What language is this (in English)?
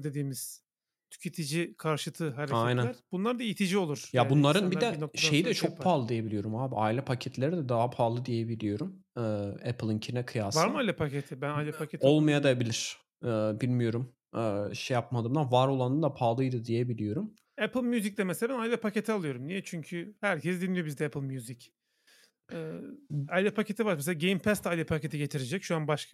Turkish